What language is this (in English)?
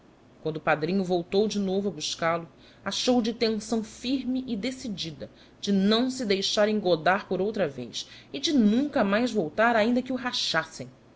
Portuguese